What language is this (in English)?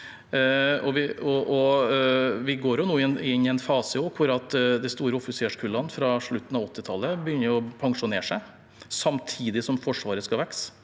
Norwegian